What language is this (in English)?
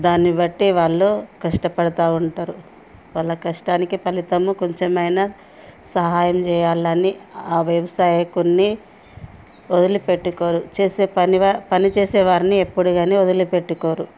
Telugu